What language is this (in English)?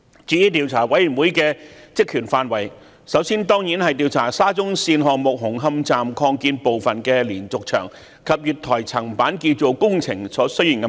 Cantonese